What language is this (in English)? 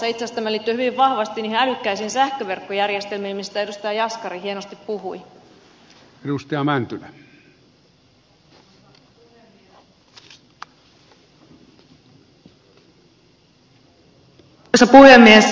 Finnish